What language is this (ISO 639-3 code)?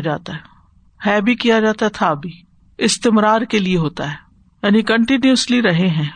urd